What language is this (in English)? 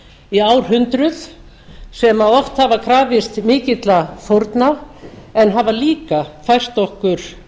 Icelandic